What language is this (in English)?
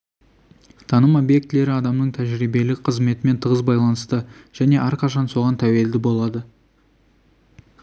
Kazakh